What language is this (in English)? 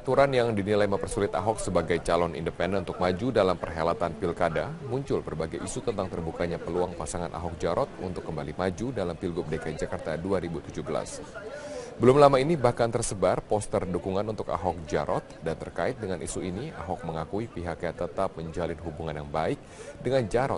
Indonesian